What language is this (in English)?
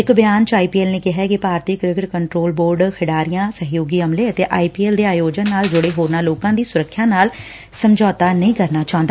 Punjabi